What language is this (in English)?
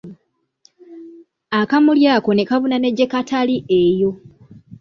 Ganda